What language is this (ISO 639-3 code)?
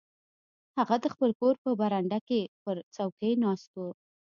pus